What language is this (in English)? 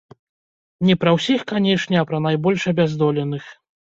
Belarusian